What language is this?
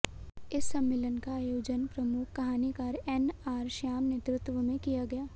Hindi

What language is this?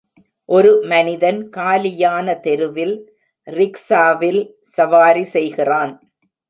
Tamil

